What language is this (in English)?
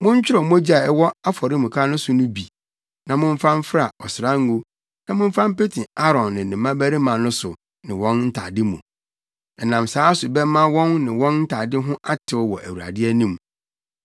Akan